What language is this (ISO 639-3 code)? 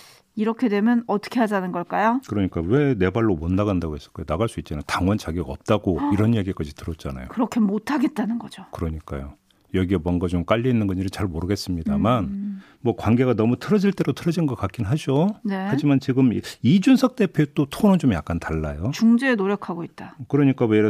kor